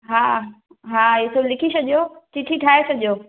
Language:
Sindhi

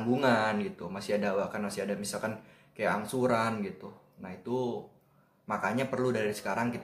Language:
Indonesian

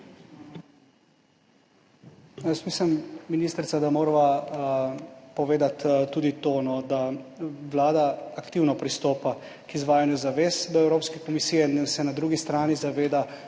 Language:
Slovenian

